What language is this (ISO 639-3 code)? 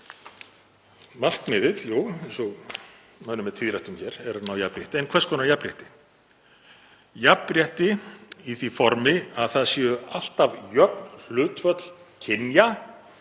isl